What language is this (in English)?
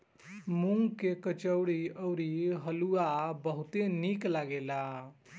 Bhojpuri